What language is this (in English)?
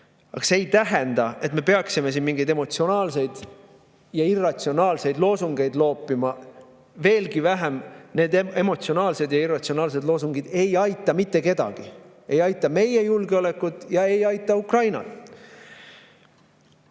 Estonian